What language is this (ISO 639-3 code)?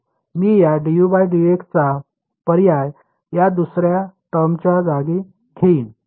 mar